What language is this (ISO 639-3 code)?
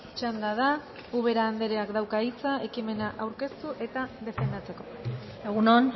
eus